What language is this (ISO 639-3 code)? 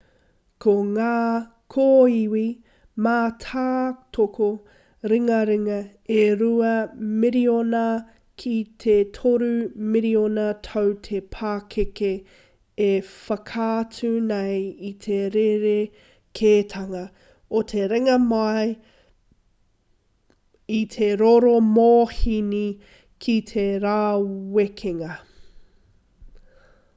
mri